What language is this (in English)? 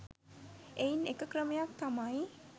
Sinhala